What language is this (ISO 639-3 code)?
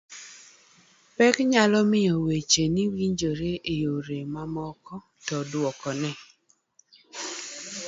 luo